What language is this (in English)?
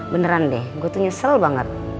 Indonesian